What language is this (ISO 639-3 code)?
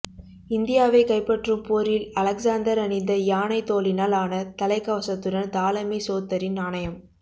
tam